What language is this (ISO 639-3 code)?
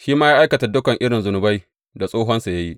hau